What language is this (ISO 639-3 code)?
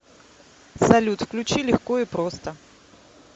rus